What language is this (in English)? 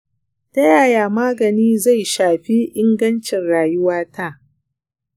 Hausa